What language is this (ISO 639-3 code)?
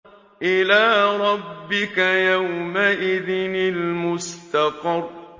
ara